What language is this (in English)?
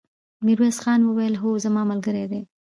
Pashto